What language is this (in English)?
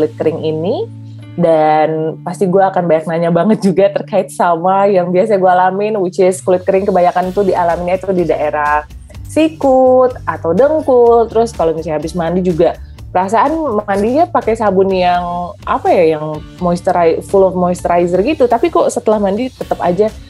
Indonesian